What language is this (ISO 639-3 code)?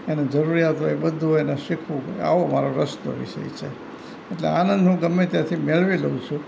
guj